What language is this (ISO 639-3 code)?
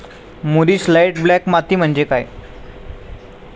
mar